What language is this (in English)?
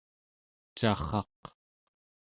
Central Yupik